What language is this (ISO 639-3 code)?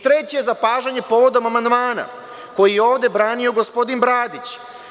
srp